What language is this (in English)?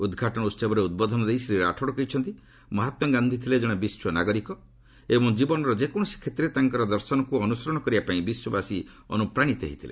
Odia